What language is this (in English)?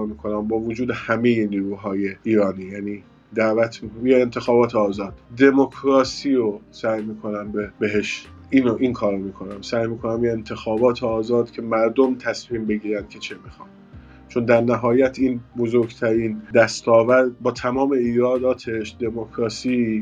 Persian